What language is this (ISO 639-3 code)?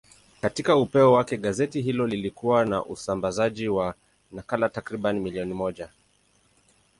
swa